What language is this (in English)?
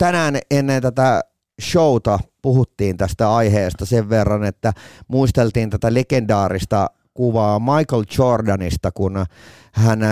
Finnish